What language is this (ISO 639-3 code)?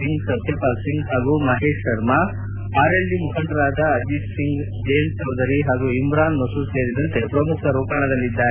kan